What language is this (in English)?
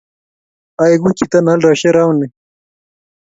Kalenjin